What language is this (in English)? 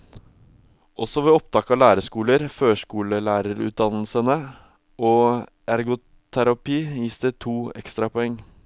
Norwegian